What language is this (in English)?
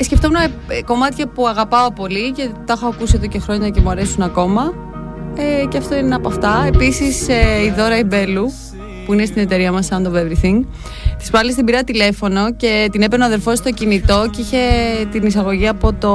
Greek